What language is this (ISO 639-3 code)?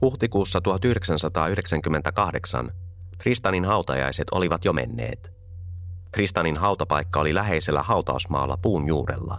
fin